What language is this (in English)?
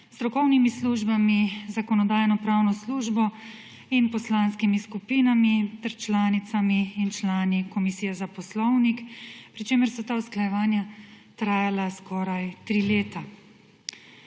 Slovenian